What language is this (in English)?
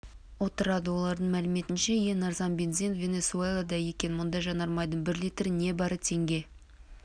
Kazakh